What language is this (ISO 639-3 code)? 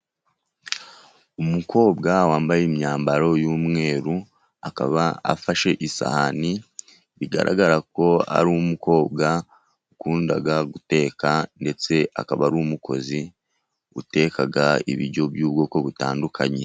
kin